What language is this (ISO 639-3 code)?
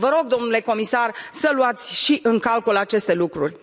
ron